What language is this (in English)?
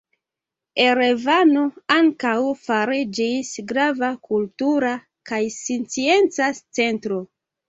Esperanto